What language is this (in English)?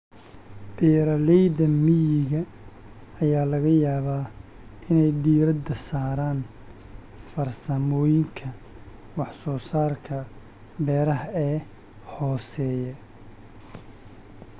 Somali